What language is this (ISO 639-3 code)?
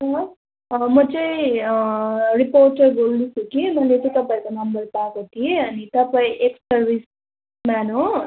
nep